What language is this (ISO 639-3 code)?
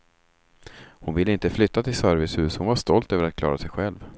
swe